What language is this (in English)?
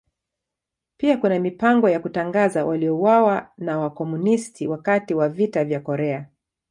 Swahili